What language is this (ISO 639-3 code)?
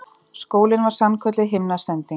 isl